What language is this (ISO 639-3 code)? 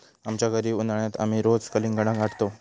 mar